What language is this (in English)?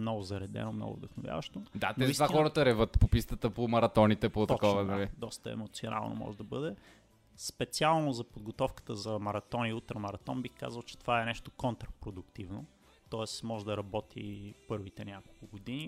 Bulgarian